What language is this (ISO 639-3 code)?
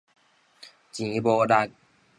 nan